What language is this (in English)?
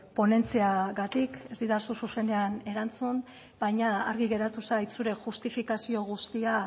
Basque